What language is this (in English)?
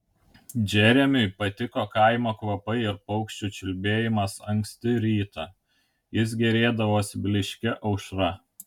Lithuanian